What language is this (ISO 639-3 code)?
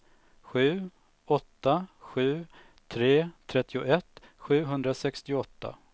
swe